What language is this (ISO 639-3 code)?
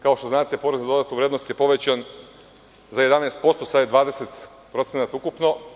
srp